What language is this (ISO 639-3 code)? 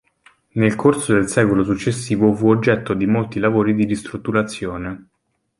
ita